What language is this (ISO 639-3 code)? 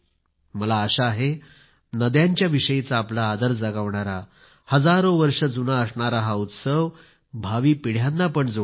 mar